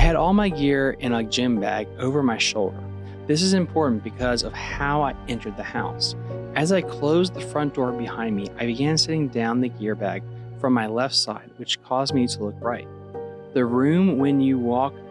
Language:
English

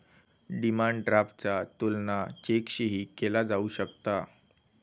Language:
Marathi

